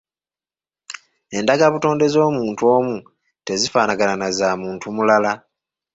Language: Ganda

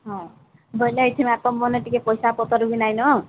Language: Odia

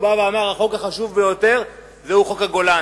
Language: Hebrew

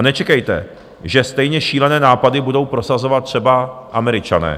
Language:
Czech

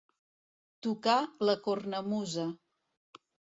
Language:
Catalan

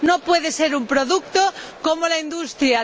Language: Spanish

